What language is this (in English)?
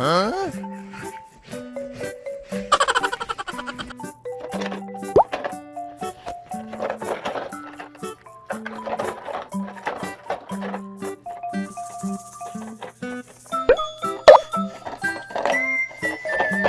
Japanese